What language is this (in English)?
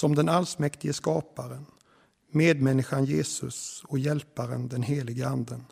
Swedish